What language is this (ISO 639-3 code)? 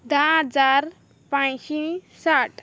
kok